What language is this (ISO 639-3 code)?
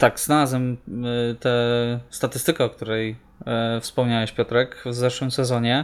pol